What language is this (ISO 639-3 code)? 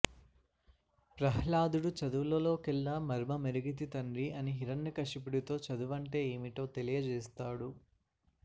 tel